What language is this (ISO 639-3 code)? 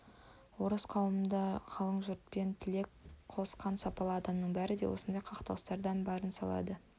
kaz